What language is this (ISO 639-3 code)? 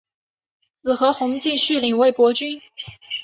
zho